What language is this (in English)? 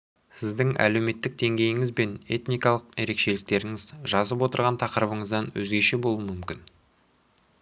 Kazakh